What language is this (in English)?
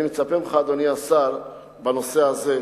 Hebrew